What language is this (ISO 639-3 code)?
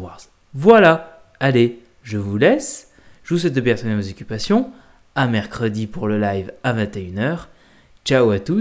fra